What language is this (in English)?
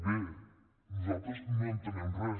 Catalan